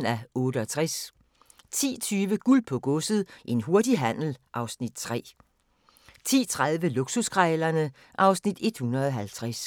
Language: Danish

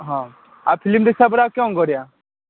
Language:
Odia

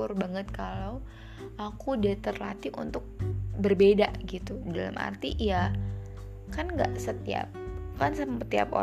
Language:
Indonesian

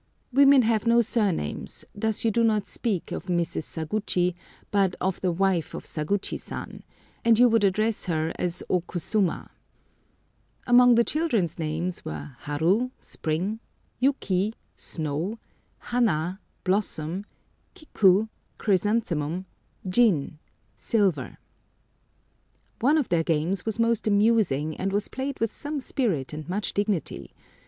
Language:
English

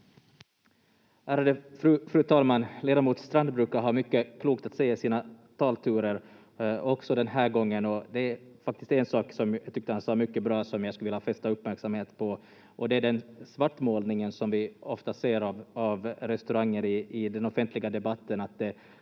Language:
Finnish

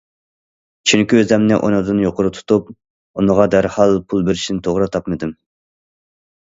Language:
Uyghur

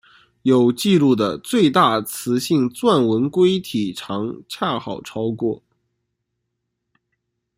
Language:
Chinese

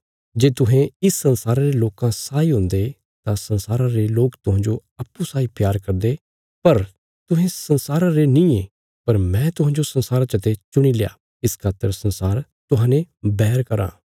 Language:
Bilaspuri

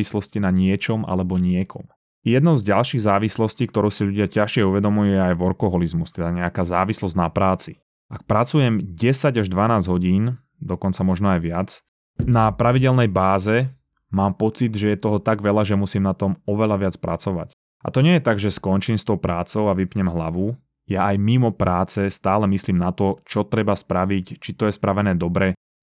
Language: Slovak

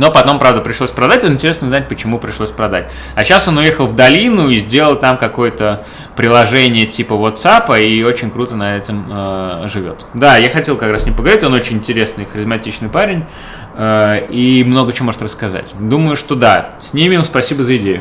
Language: Russian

